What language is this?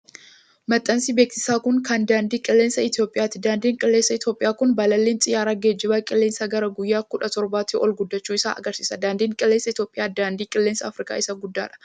Oromo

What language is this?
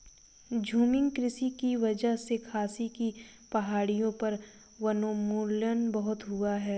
Hindi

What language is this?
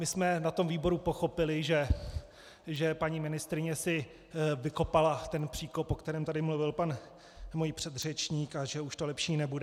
Czech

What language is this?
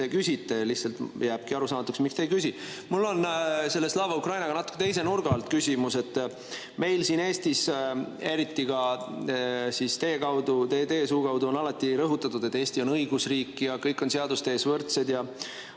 Estonian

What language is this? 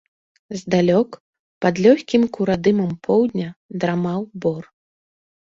Belarusian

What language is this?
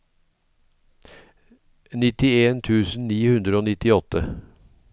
Norwegian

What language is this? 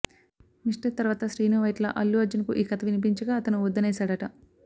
Telugu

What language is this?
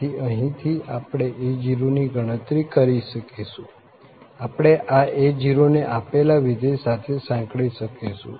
Gujarati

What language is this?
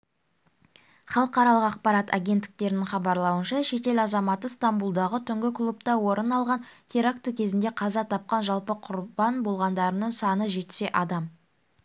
Kazakh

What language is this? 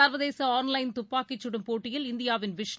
Tamil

